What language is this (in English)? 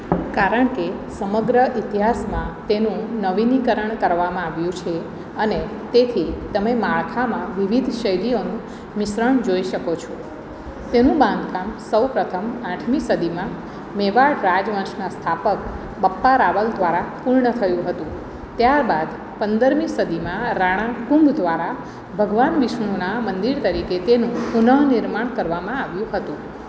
Gujarati